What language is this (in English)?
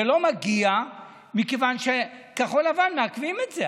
Hebrew